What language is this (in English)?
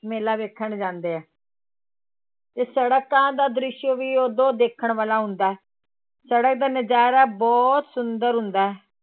Punjabi